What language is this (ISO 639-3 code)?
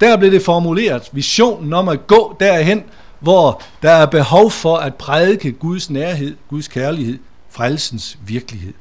dan